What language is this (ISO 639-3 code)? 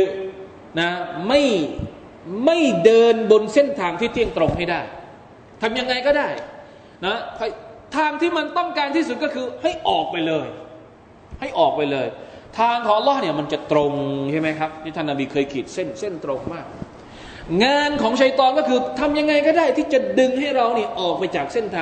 tha